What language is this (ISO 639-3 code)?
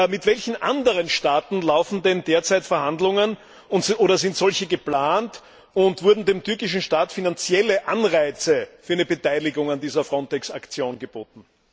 deu